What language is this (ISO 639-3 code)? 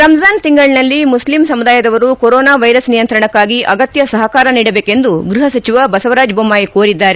kan